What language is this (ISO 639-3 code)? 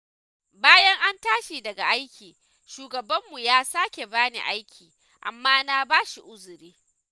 hau